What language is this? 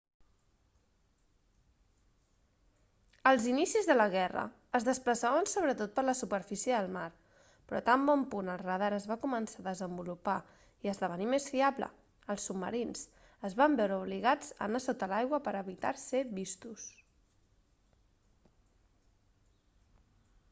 Catalan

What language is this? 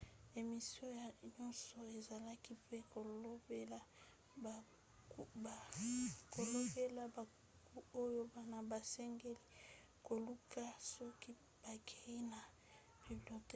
Lingala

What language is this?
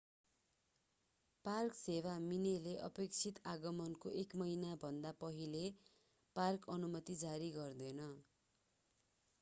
Nepali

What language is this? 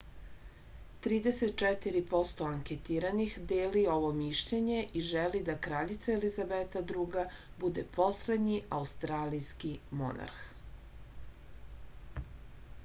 Serbian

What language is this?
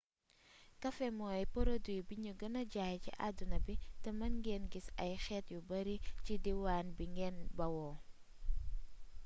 Wolof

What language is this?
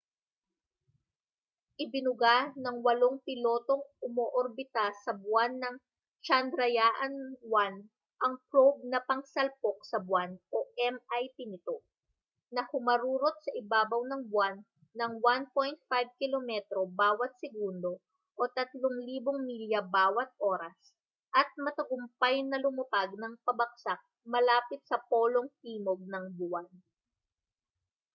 Filipino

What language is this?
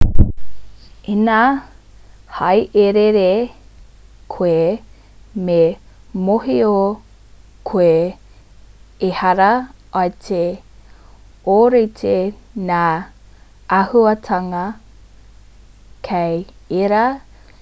Māori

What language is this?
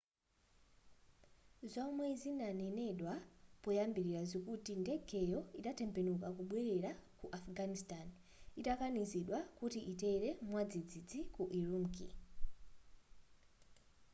Nyanja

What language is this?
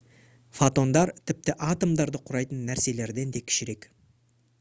Kazakh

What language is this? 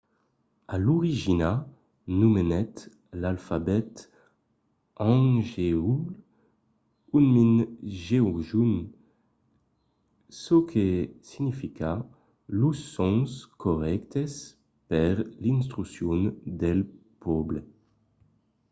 Occitan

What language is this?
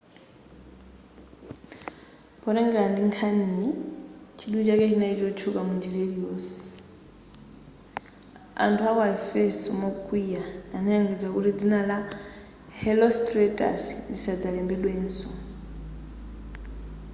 Nyanja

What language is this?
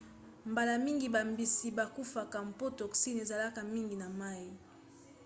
Lingala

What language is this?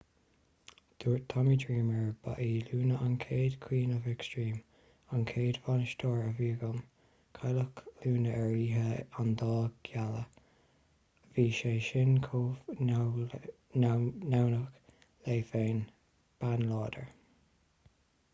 Irish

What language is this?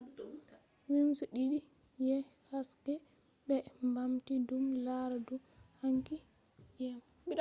Fula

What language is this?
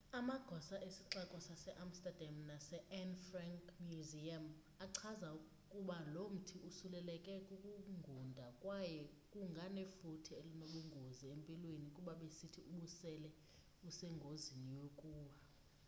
Xhosa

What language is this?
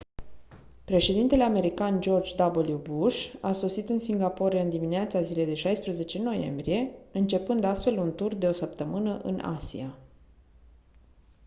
Romanian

